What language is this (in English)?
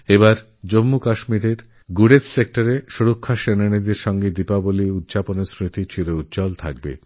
Bangla